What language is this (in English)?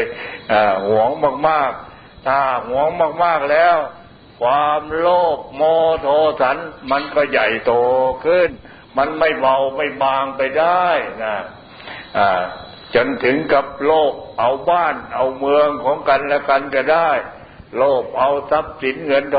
Thai